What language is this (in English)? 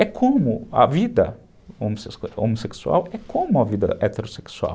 Portuguese